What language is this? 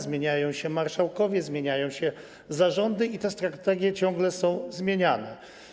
Polish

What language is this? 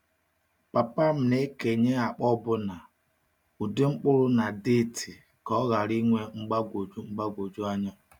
Igbo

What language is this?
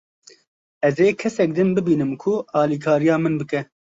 Kurdish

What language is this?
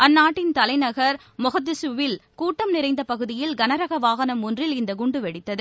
Tamil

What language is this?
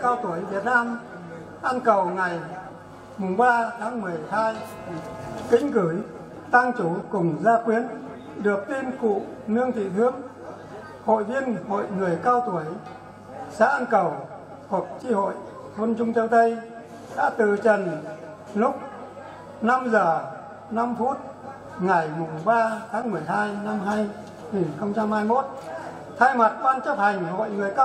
Vietnamese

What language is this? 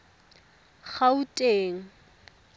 Tswana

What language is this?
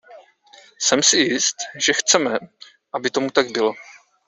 Czech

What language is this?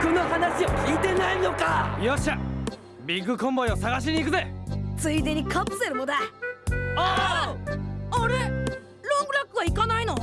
Japanese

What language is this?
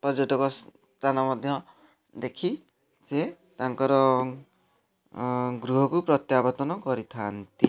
Odia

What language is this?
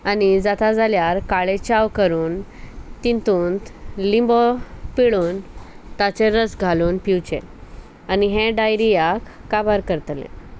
Konkani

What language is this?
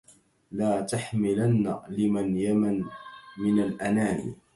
Arabic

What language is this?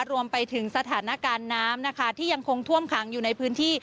Thai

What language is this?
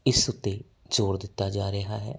Punjabi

